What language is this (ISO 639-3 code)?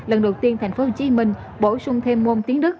vie